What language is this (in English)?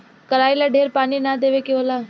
Bhojpuri